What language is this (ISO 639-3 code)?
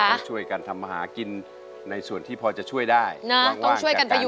tha